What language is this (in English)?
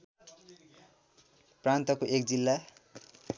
Nepali